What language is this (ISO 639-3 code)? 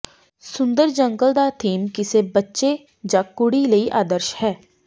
pan